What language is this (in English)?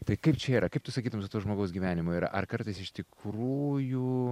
Lithuanian